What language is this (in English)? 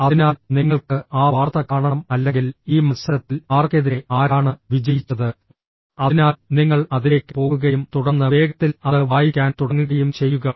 Malayalam